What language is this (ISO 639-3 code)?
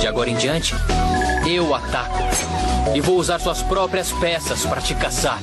por